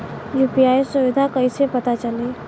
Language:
Bhojpuri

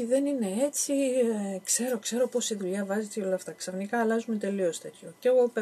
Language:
Greek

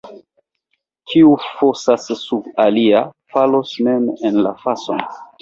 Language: Esperanto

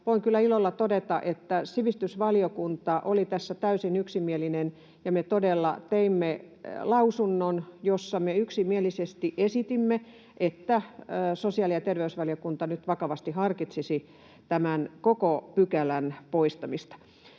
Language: Finnish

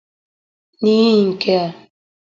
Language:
Igbo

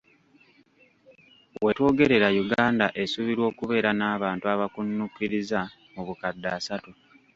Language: Ganda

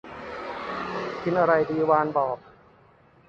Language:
Thai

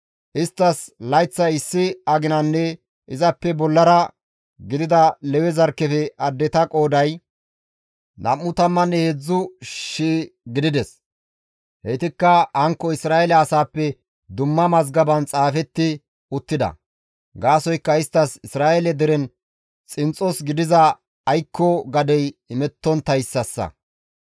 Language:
Gamo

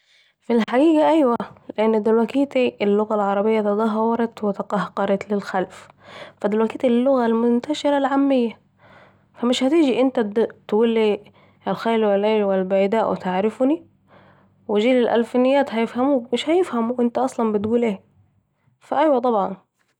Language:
Saidi Arabic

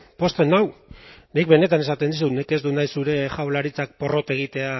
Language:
Basque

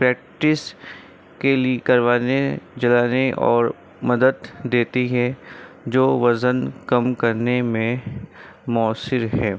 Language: Urdu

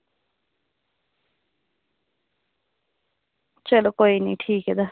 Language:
Dogri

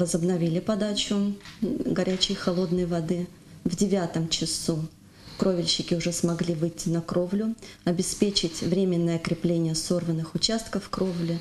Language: Russian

